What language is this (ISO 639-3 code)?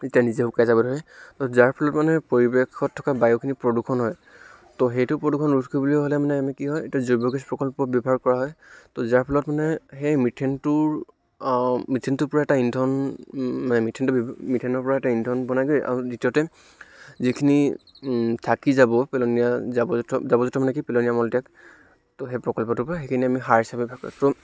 asm